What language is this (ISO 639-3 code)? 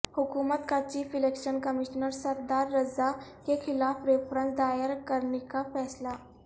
urd